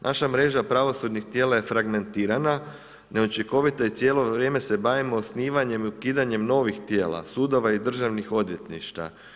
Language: Croatian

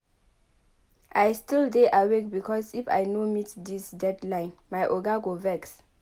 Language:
Nigerian Pidgin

